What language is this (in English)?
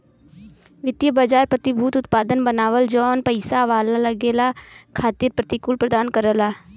Bhojpuri